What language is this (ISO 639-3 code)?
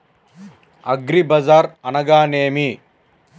tel